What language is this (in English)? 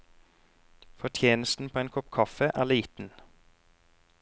Norwegian